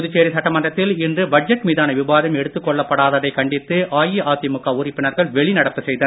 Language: Tamil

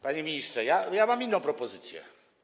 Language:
Polish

